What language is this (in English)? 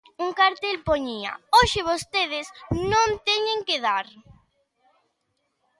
Galician